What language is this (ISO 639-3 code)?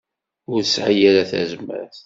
kab